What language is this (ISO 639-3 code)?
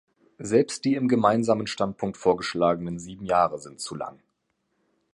deu